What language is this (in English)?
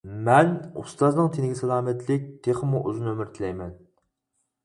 Uyghur